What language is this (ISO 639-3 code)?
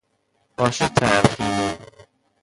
fas